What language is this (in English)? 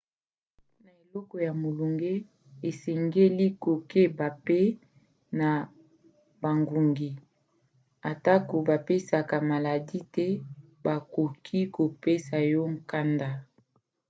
Lingala